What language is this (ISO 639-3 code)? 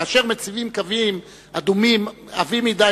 heb